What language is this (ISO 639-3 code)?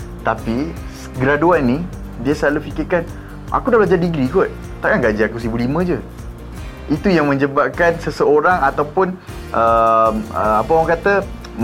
msa